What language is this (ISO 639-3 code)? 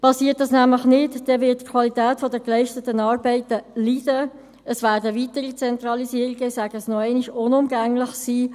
gsw